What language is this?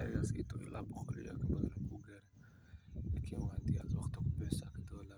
Somali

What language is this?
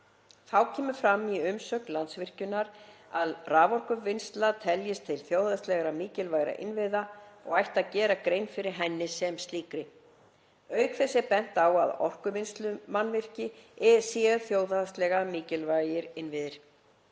Icelandic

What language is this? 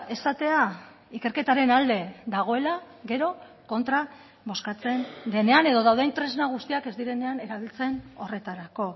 Basque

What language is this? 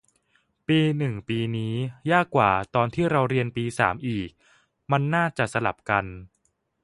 Thai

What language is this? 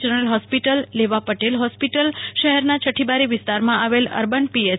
Gujarati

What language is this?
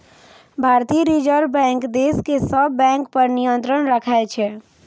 Maithili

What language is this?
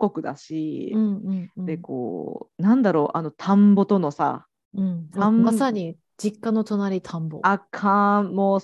Japanese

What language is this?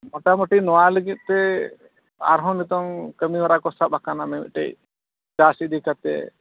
Santali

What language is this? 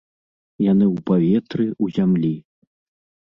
Belarusian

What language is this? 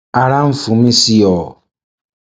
Yoruba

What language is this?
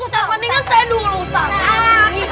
Indonesian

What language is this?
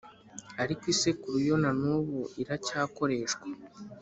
Kinyarwanda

